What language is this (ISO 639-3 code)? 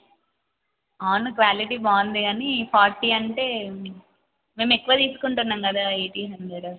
tel